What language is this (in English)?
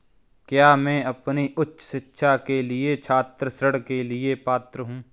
Hindi